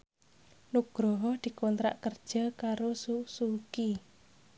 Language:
Javanese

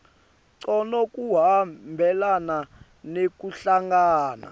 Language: Swati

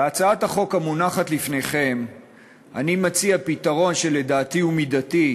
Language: Hebrew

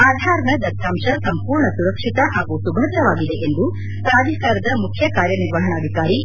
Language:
Kannada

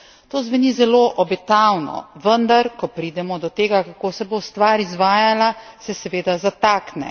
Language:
Slovenian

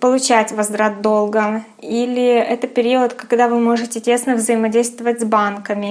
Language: Russian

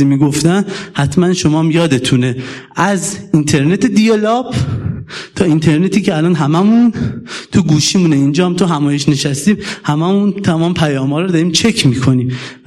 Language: Persian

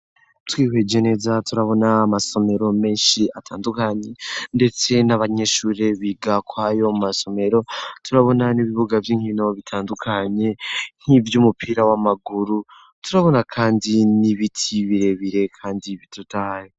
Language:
Rundi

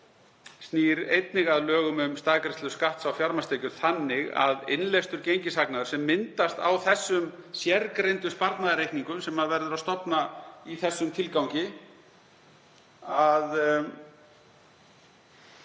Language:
Icelandic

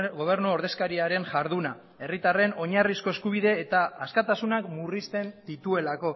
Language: Basque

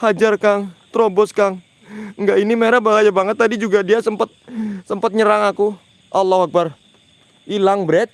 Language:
Indonesian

